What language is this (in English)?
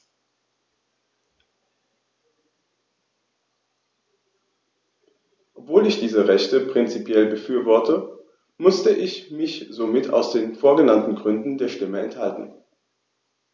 German